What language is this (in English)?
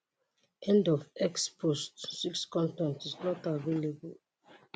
Nigerian Pidgin